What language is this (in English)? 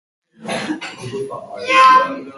Basque